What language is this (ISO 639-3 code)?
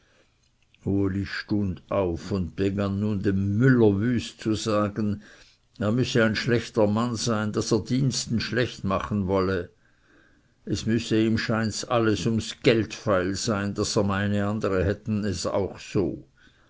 deu